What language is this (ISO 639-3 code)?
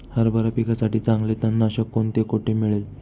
mar